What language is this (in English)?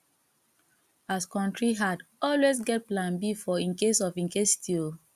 Nigerian Pidgin